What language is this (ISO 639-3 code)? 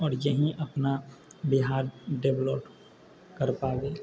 mai